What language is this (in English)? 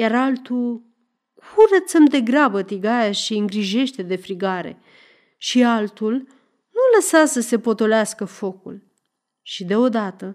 Romanian